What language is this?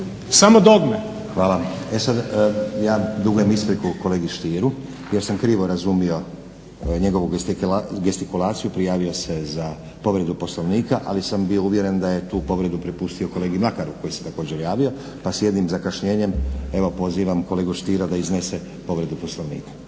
Croatian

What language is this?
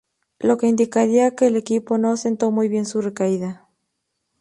Spanish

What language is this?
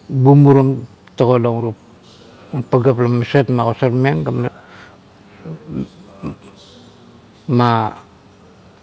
Kuot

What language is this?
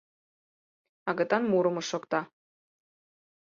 Mari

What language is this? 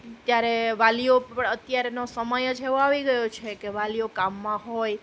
Gujarati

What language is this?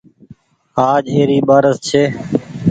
Goaria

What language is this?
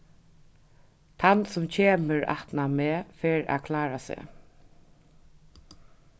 Faroese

